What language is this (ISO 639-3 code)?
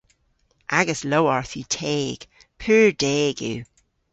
cor